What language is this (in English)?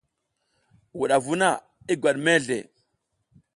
South Giziga